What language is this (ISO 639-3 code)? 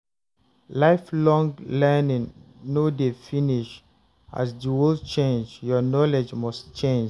pcm